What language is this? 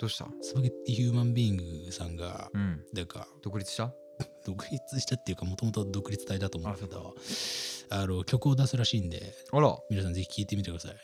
Japanese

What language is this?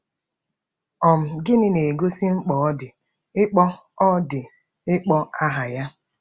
Igbo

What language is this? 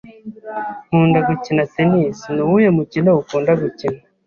Kinyarwanda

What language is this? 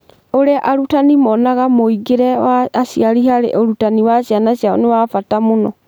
Kikuyu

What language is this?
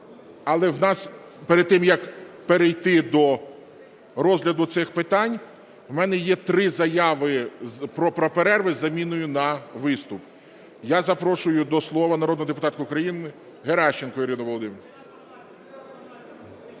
Ukrainian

